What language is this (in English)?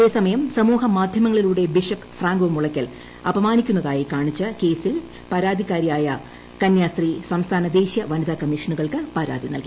Malayalam